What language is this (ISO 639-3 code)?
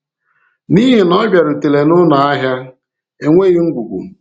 ibo